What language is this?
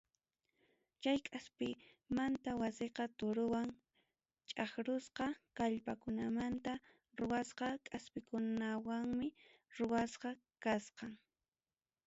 Ayacucho Quechua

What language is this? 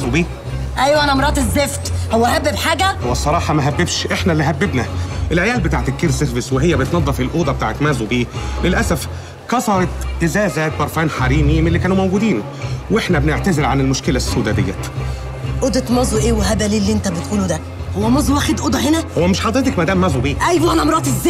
Arabic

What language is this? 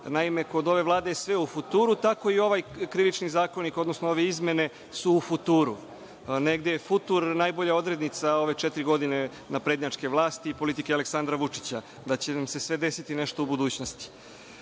Serbian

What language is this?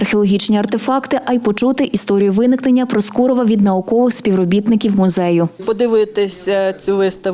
Ukrainian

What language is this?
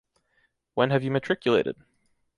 English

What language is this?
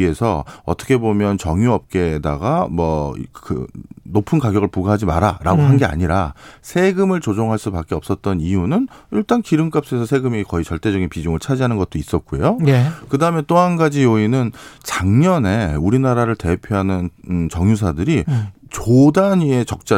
Korean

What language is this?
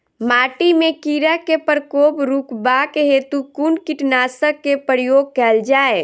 Maithili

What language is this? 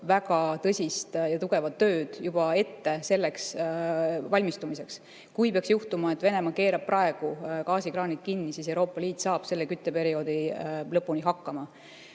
Estonian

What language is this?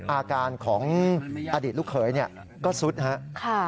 Thai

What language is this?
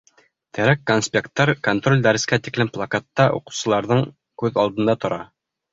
Bashkir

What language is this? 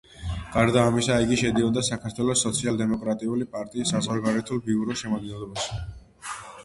Georgian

